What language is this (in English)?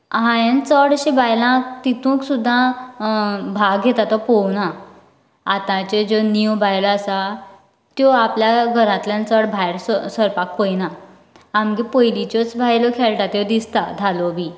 Konkani